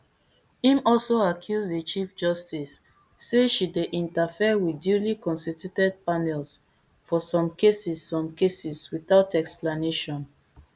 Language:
Nigerian Pidgin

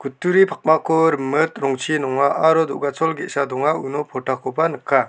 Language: Garo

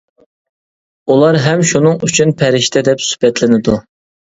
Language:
Uyghur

